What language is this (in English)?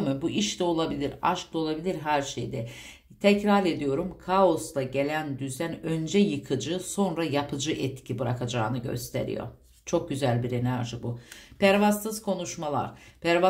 Turkish